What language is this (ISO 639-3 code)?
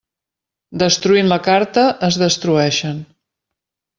cat